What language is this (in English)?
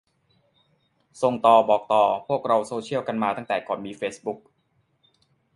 Thai